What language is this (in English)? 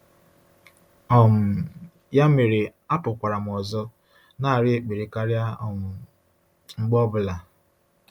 Igbo